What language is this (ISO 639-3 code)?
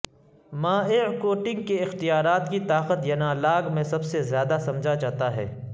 urd